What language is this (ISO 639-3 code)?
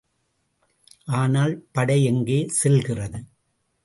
tam